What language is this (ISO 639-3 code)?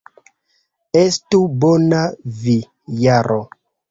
epo